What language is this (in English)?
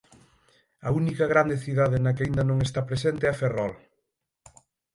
Galician